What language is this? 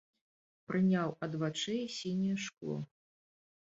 Belarusian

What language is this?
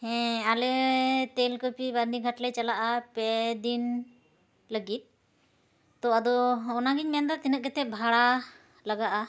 Santali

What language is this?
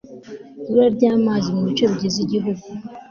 Kinyarwanda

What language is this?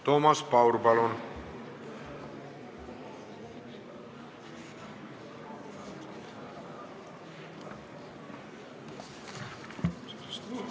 Estonian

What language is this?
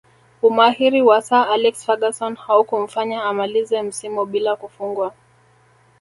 Swahili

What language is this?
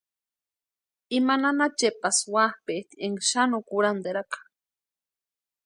Western Highland Purepecha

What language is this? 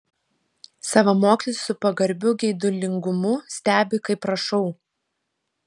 Lithuanian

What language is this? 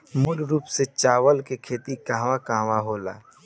Bhojpuri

